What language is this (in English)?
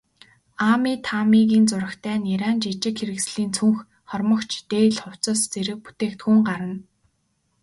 Mongolian